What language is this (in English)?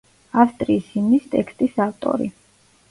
Georgian